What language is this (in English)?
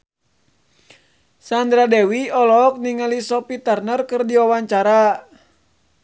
Sundanese